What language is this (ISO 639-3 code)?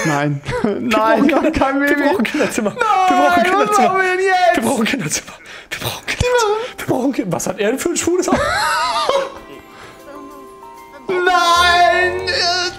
deu